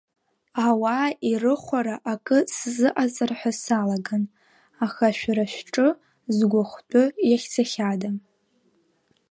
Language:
Abkhazian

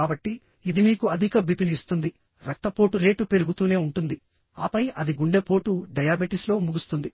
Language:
Telugu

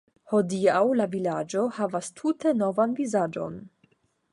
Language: Esperanto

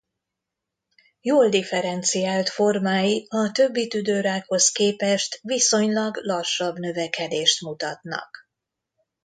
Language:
Hungarian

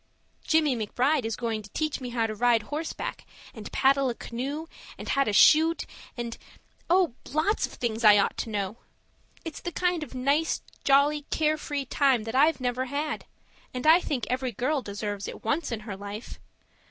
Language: English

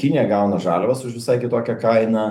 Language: Lithuanian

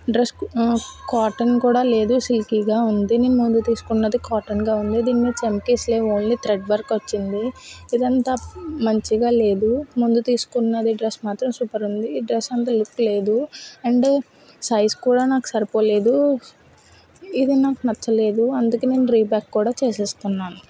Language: Telugu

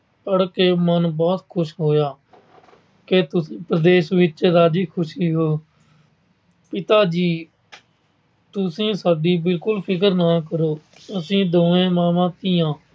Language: Punjabi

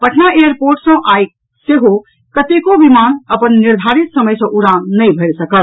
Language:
Maithili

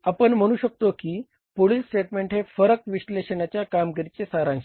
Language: Marathi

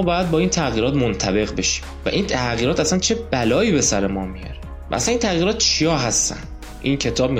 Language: Persian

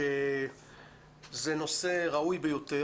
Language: Hebrew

